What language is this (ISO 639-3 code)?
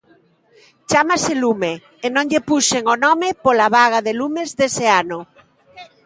glg